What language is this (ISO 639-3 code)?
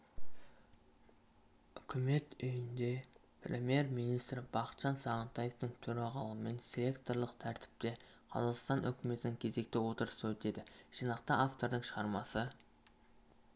kaz